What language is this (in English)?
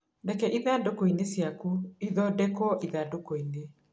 Kikuyu